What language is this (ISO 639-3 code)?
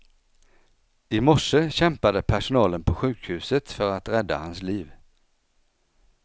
swe